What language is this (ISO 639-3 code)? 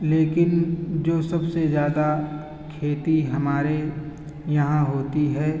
urd